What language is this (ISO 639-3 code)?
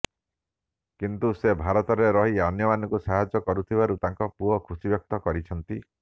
ori